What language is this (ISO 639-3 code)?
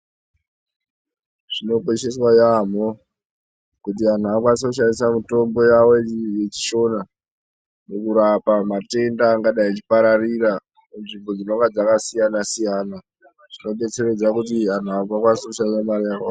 ndc